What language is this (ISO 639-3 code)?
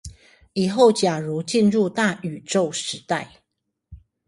zho